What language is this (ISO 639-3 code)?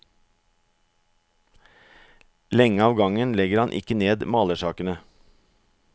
nor